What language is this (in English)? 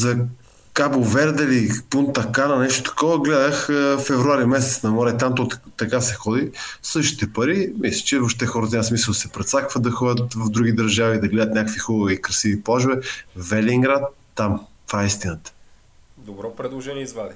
Bulgarian